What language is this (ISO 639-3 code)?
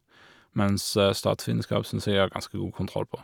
nor